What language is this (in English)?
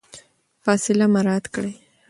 Pashto